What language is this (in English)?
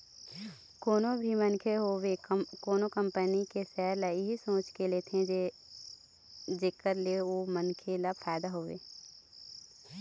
Chhattisgarhi